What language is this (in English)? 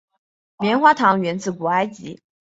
Chinese